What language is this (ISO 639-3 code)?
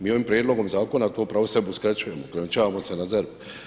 hrv